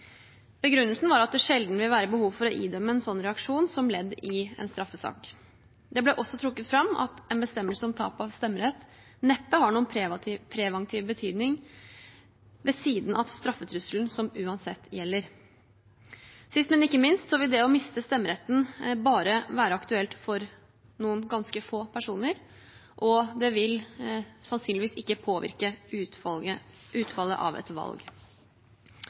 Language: Norwegian Bokmål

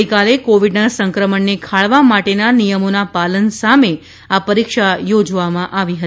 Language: Gujarati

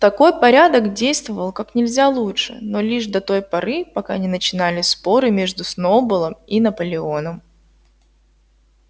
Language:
Russian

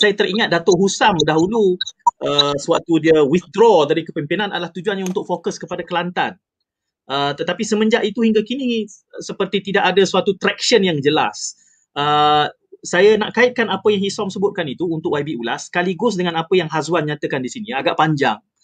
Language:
Malay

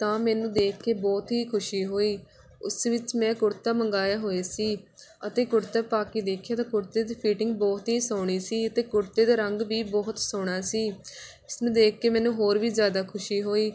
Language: Punjabi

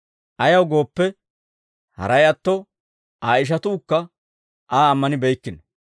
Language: Dawro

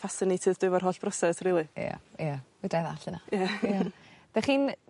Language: Welsh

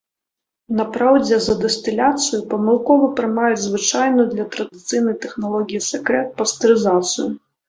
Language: Belarusian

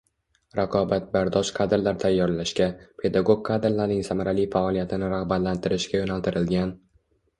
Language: Uzbek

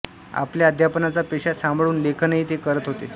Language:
Marathi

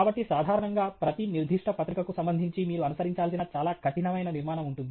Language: Telugu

